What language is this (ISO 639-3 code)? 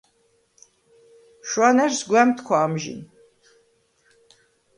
sva